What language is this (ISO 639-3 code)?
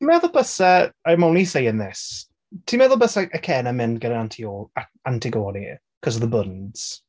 cym